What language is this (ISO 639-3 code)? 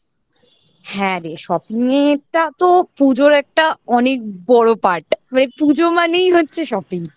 ben